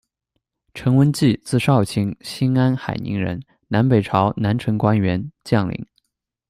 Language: Chinese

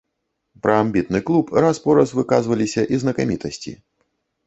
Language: Belarusian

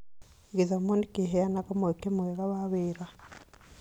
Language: Kikuyu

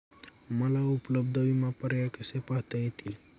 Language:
Marathi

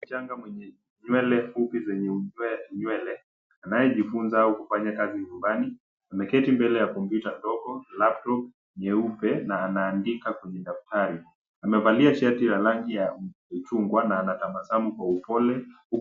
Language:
Swahili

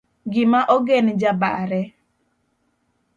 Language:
Luo (Kenya and Tanzania)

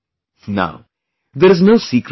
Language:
English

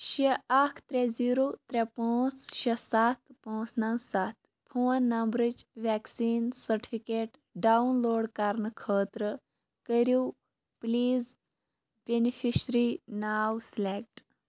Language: Kashmiri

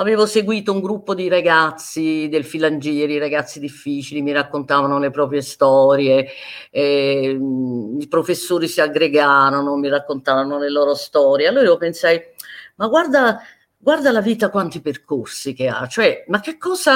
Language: Italian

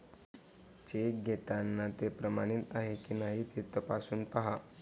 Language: Marathi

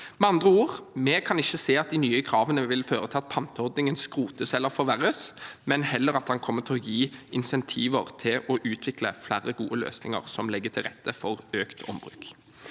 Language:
Norwegian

